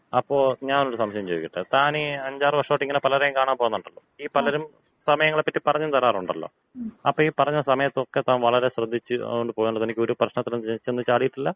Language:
Malayalam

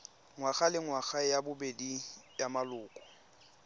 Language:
Tswana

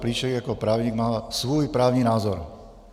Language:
Czech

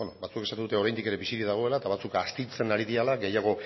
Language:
Basque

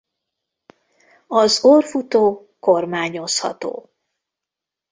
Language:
Hungarian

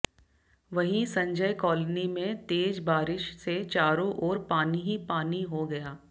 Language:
Hindi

